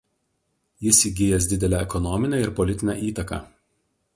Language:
Lithuanian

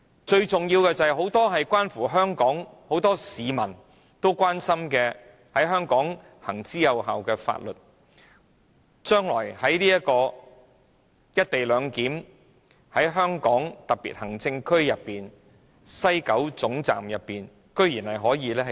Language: Cantonese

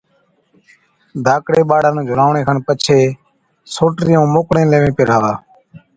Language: Od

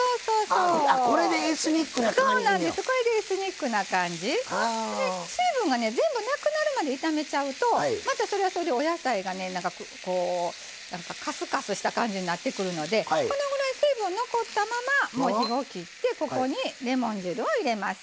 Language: Japanese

